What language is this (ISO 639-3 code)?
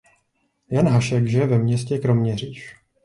ces